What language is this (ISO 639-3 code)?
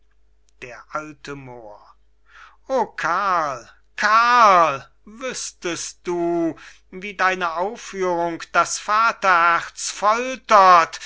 deu